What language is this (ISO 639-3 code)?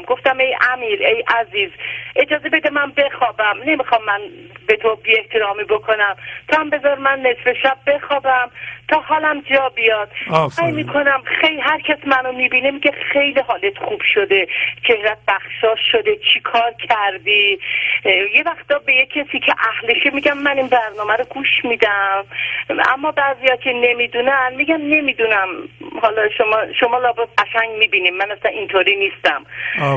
fas